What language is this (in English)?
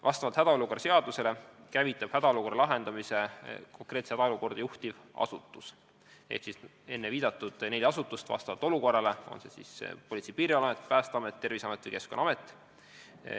Estonian